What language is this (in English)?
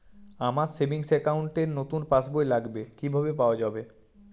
Bangla